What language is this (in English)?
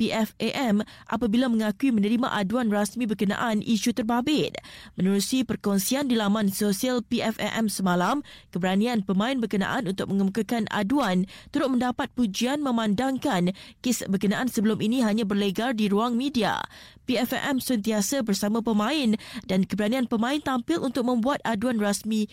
Malay